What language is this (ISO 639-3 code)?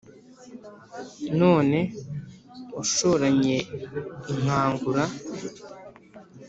kin